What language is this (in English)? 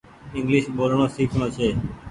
Goaria